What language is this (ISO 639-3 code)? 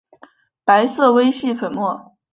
zho